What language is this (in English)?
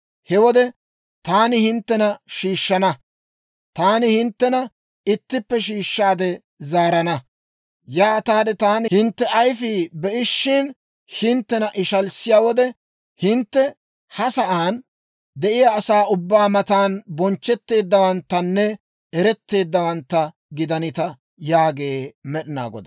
Dawro